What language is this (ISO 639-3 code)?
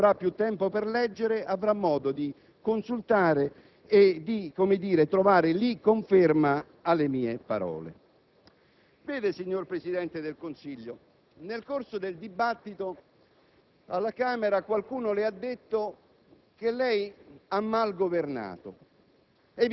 ita